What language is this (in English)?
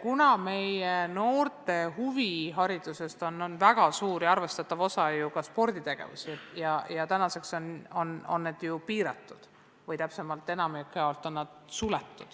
Estonian